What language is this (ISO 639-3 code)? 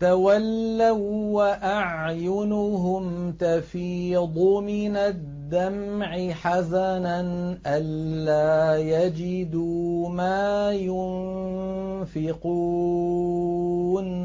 ara